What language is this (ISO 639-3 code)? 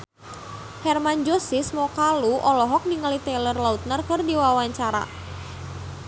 sun